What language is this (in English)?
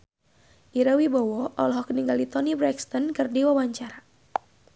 Sundanese